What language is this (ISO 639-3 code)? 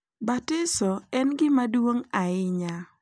luo